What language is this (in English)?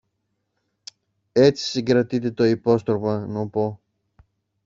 Greek